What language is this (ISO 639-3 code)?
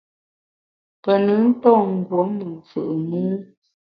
bax